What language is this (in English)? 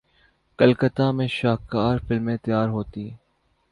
Urdu